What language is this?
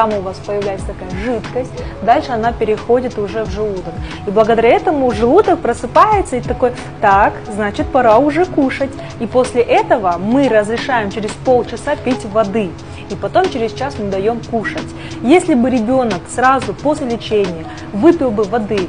Russian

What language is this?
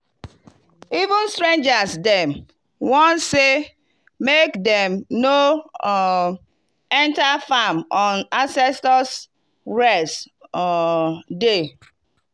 Nigerian Pidgin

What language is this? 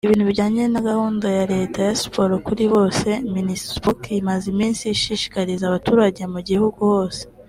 Kinyarwanda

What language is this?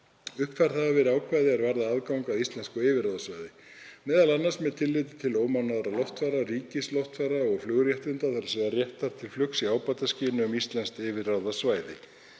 Icelandic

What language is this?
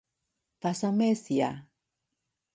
Cantonese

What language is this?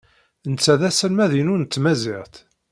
Kabyle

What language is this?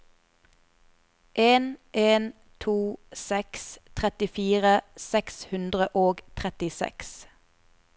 Norwegian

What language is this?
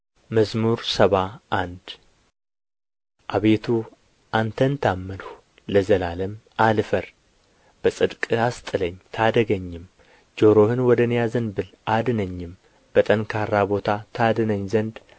Amharic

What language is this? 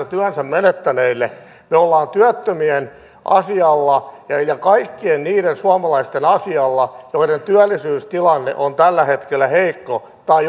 Finnish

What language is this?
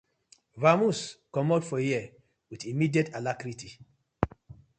Nigerian Pidgin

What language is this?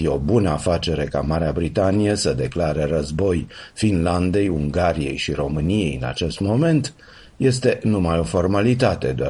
Romanian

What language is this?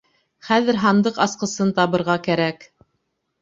Bashkir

